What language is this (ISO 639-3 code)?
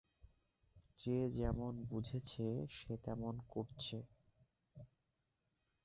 ben